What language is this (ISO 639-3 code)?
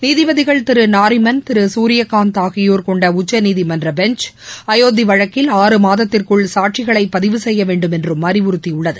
tam